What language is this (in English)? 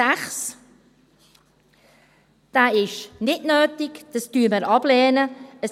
Swiss German